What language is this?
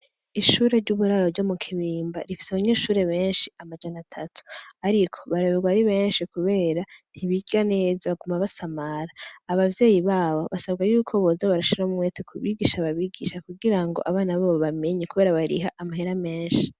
Rundi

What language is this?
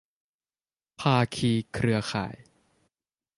Thai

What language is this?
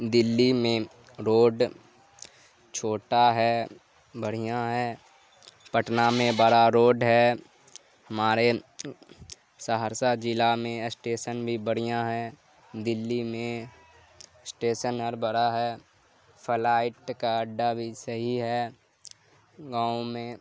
Urdu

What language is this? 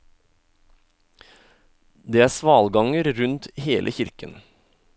Norwegian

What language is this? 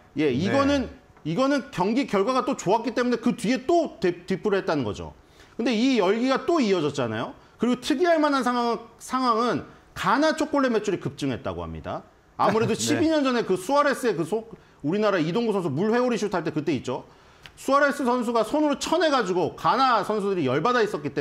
Korean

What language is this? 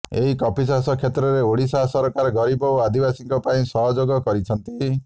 Odia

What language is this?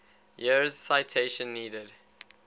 English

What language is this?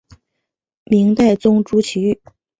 Chinese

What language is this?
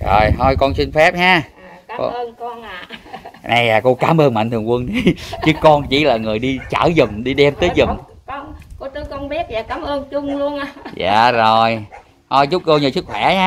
Vietnamese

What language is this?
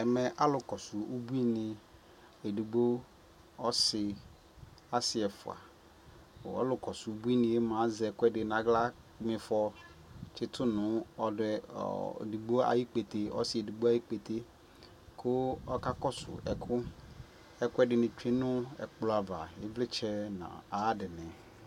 Ikposo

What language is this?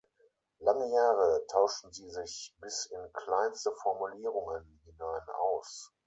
German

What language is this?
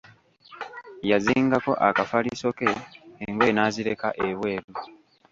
Ganda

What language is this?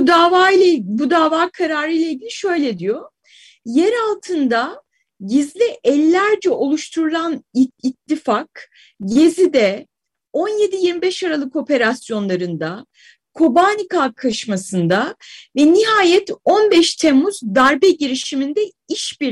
Turkish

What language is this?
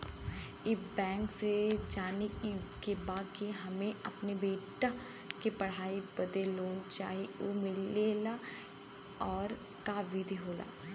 Bhojpuri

